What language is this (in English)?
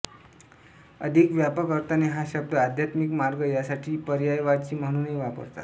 Marathi